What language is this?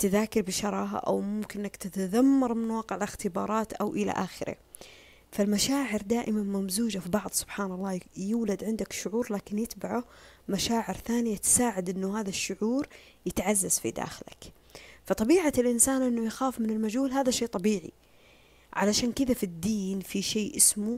Arabic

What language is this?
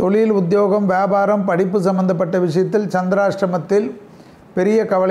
Tamil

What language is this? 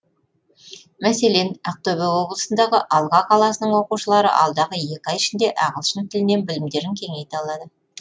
Kazakh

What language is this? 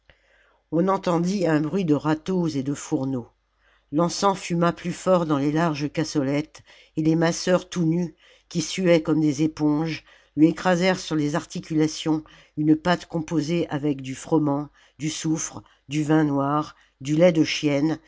French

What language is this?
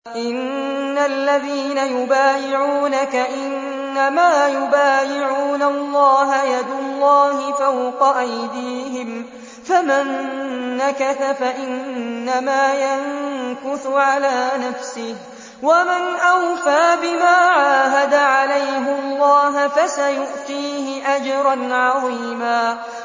Arabic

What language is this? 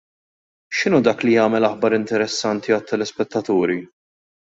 Maltese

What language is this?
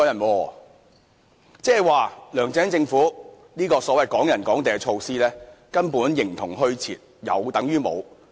Cantonese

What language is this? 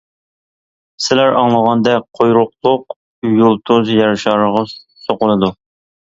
Uyghur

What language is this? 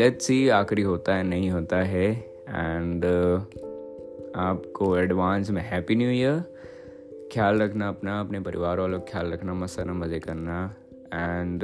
Hindi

